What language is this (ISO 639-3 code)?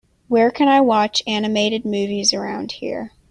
eng